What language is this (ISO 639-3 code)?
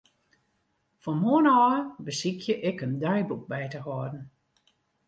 fry